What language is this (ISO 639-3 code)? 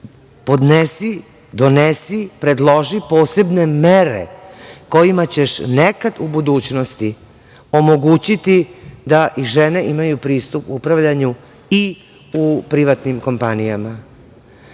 srp